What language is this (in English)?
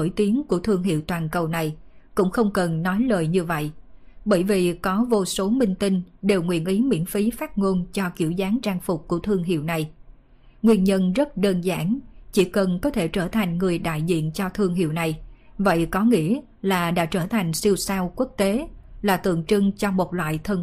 Vietnamese